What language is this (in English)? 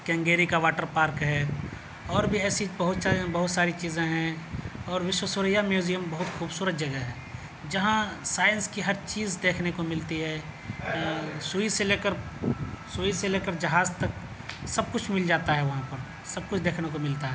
Urdu